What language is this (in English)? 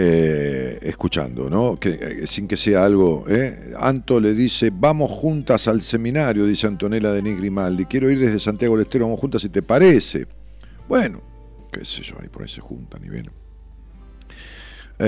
Spanish